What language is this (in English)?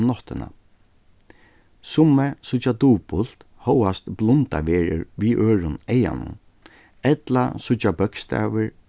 Faroese